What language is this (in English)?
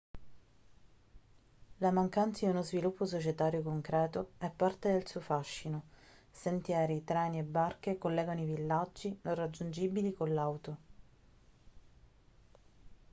Italian